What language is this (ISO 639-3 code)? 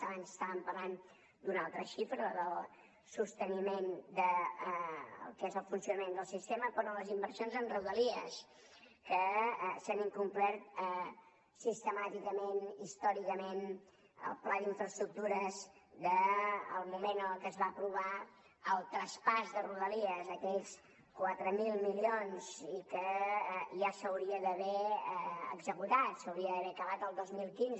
cat